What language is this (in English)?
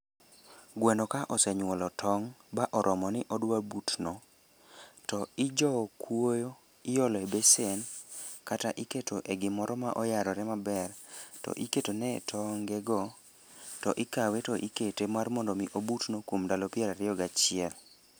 Luo (Kenya and Tanzania)